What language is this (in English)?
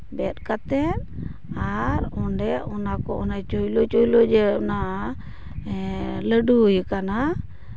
Santali